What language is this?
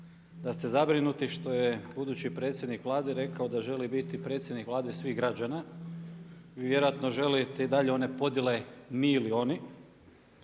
Croatian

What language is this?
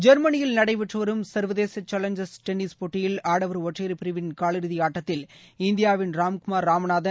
Tamil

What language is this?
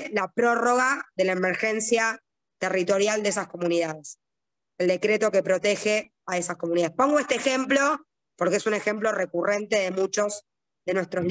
Spanish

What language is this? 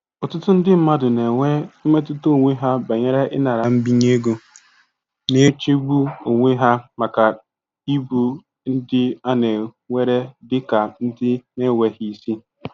Igbo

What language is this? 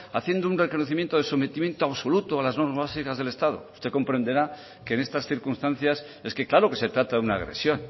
Spanish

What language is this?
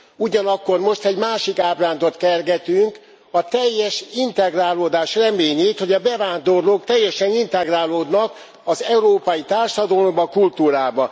Hungarian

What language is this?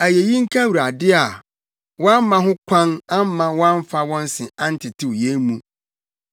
Akan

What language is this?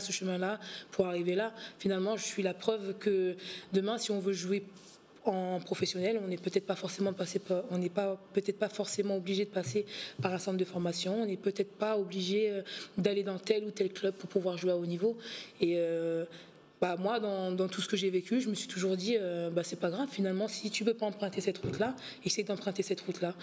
French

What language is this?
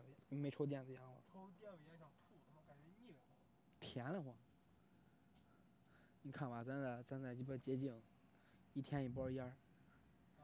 Chinese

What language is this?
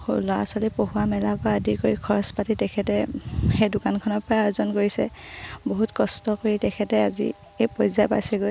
Assamese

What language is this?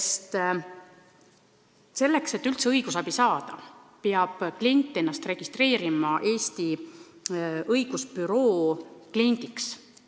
Estonian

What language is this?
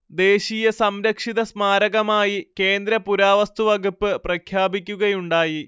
Malayalam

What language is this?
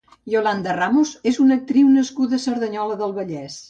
Catalan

